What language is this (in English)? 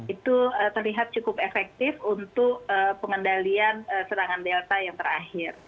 Indonesian